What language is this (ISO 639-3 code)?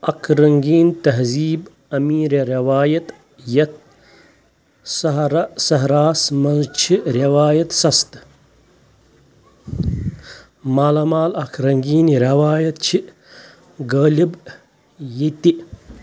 kas